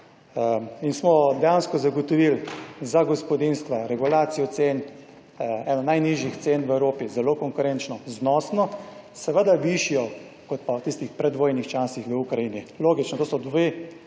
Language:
Slovenian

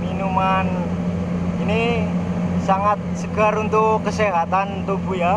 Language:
Indonesian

